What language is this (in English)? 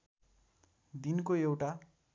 Nepali